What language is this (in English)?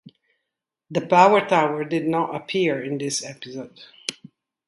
English